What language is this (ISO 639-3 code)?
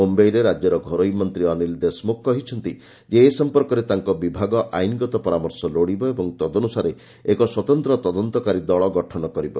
ori